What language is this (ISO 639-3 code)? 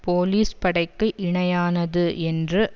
tam